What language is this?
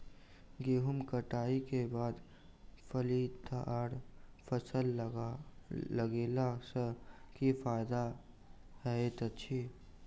Maithili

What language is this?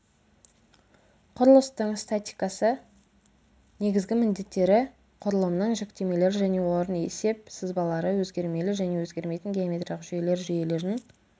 Kazakh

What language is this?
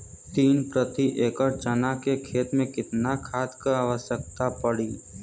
Bhojpuri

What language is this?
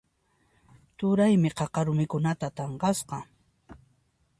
Puno Quechua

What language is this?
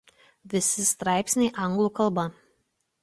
Lithuanian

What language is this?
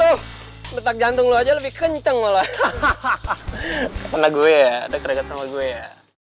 Indonesian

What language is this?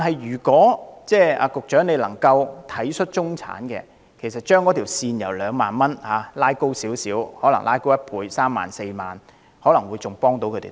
Cantonese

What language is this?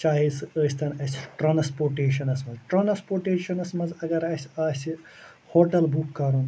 Kashmiri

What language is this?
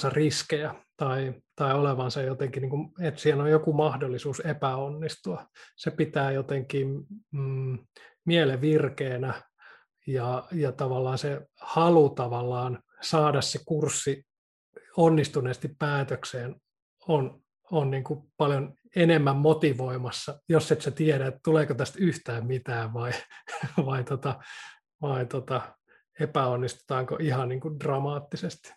Finnish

